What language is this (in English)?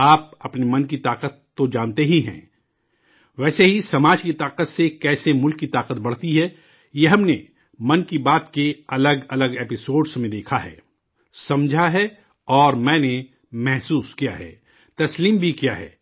Urdu